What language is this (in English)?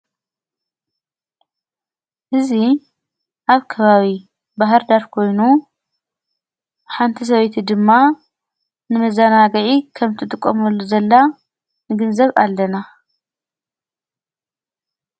Tigrinya